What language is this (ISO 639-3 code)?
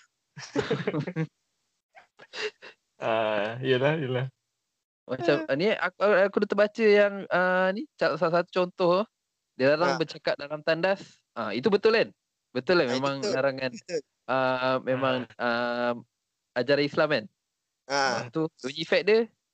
msa